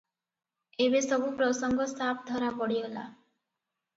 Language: Odia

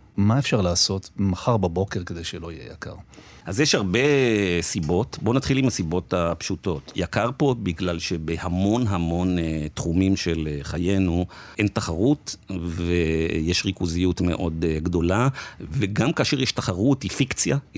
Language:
Hebrew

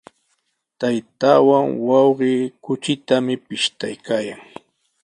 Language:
Sihuas Ancash Quechua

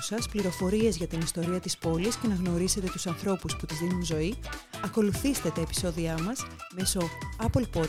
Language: Greek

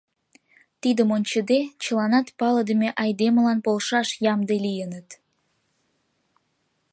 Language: Mari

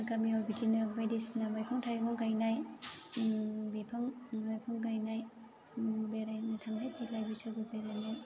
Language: Bodo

